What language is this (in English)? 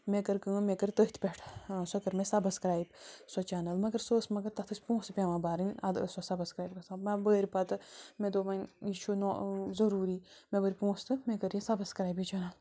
Kashmiri